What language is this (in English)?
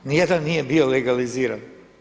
Croatian